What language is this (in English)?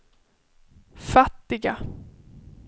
Swedish